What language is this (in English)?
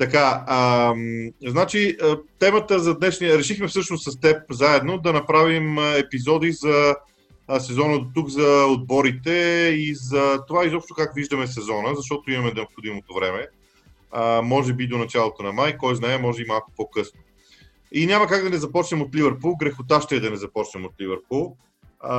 Bulgarian